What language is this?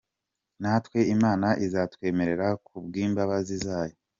Kinyarwanda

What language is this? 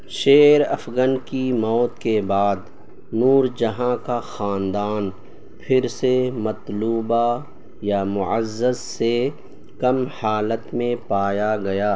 Urdu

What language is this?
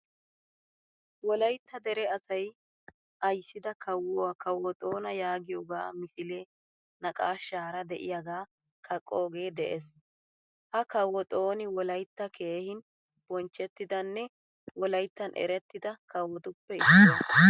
Wolaytta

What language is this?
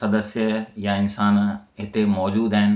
Sindhi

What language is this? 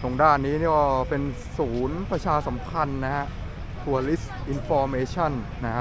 Thai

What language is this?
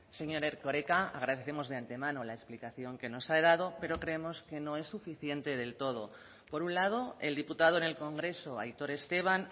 Spanish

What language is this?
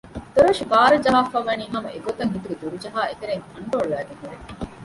Divehi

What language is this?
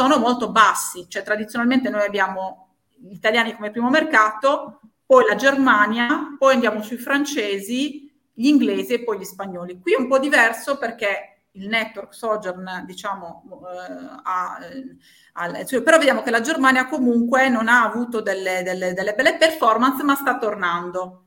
Italian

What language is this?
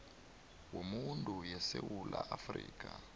South Ndebele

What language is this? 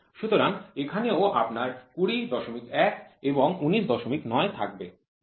Bangla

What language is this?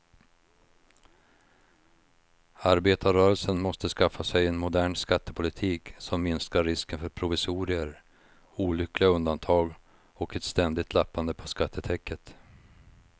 Swedish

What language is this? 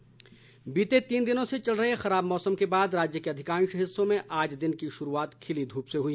Hindi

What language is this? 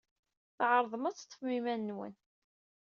Kabyle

